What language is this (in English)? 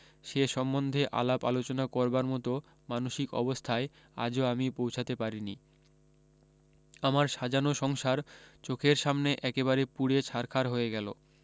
Bangla